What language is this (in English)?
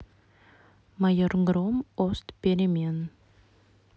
Russian